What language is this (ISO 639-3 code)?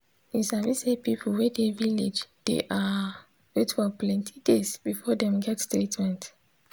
pcm